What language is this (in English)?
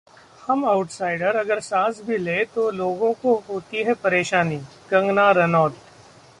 Hindi